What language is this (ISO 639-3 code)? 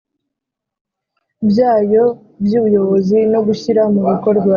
kin